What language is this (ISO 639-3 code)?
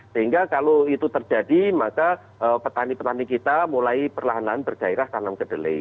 ind